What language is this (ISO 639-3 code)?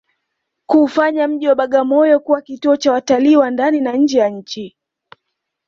swa